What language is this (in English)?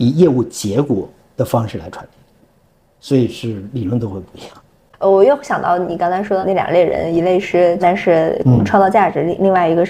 Chinese